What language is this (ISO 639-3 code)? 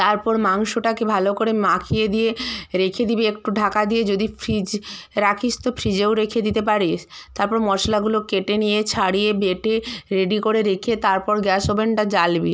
ben